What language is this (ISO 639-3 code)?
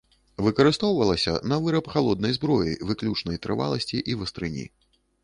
bel